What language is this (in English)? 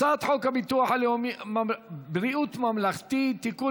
Hebrew